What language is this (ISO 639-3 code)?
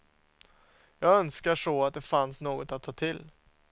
swe